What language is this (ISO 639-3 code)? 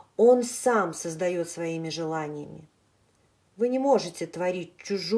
rus